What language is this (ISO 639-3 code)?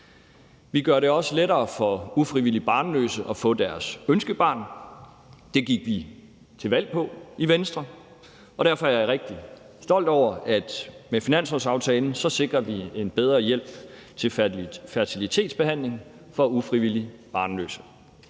dan